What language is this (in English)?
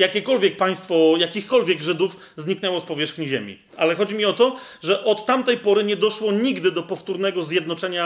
Polish